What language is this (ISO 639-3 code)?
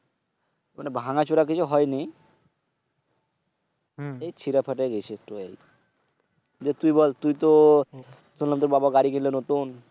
ben